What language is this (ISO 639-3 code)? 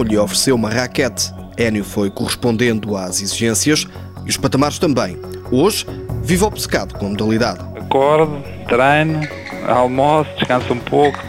por